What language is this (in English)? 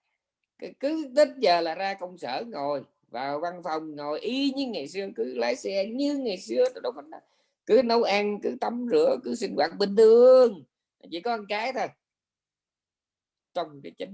Vietnamese